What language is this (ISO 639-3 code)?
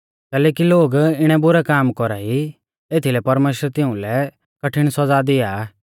bfz